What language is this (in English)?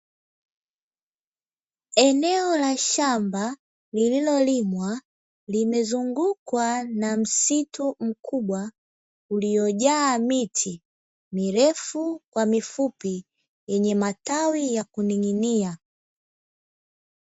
Swahili